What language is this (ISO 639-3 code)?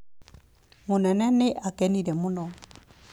kik